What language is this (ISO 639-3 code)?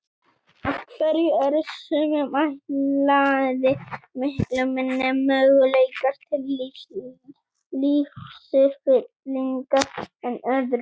isl